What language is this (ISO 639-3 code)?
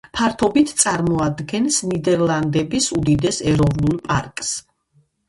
kat